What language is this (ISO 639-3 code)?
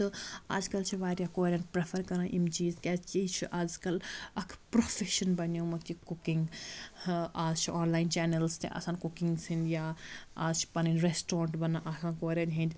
kas